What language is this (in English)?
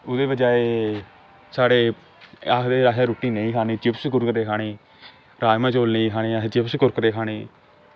Dogri